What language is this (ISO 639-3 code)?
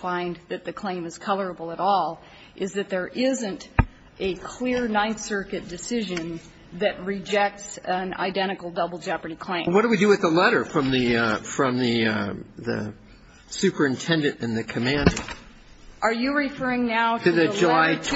eng